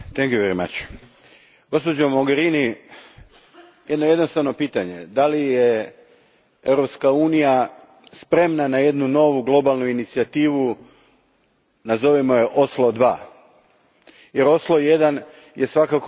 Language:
Croatian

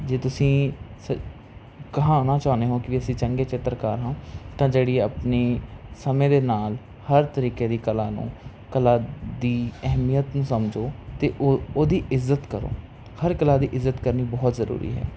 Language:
Punjabi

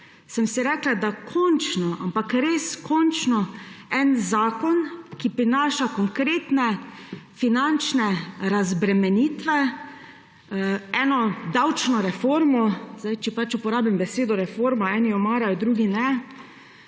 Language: Slovenian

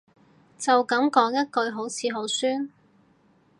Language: Cantonese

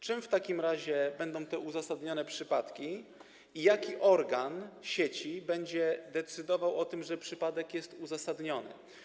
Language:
Polish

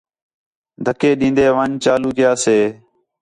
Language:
Khetrani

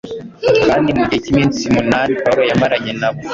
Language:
Kinyarwanda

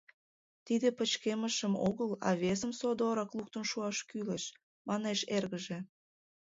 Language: Mari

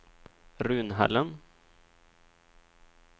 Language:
Swedish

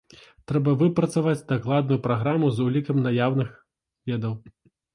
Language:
Belarusian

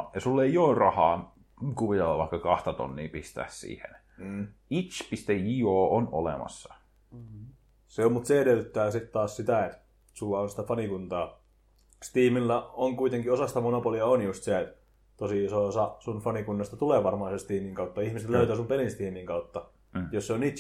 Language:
Finnish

